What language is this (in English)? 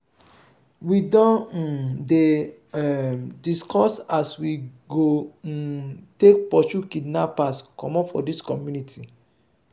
Nigerian Pidgin